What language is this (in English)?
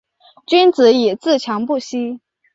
Chinese